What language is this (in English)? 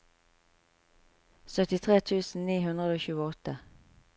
Norwegian